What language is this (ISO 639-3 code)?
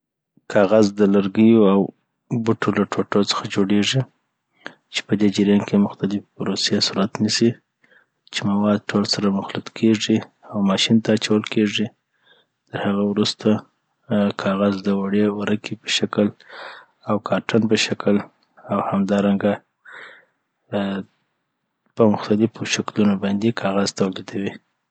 pbt